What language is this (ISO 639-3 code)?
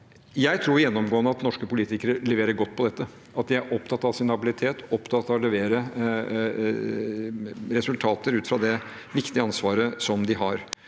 nor